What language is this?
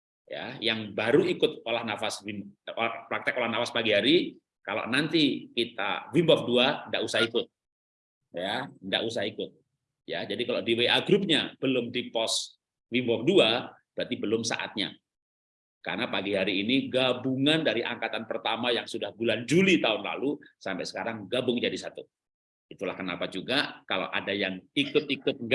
Indonesian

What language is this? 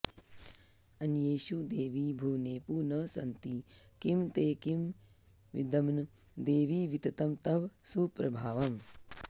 Sanskrit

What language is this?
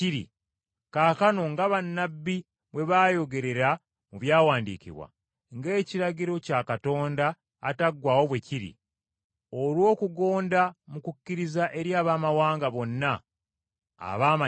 Ganda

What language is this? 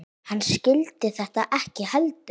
Icelandic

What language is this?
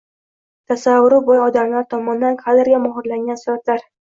Uzbek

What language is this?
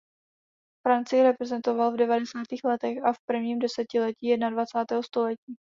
Czech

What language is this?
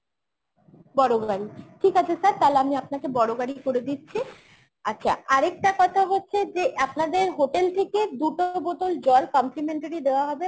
Bangla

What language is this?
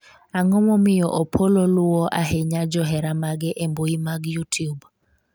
Luo (Kenya and Tanzania)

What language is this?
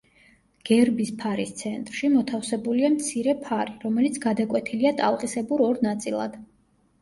Georgian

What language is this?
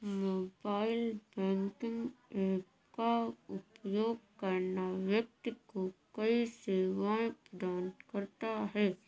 Hindi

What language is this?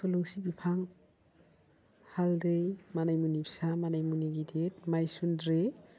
Bodo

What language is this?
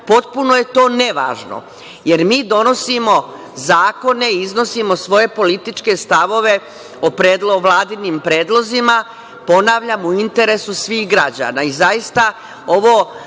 Serbian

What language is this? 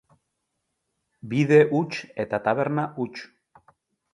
Basque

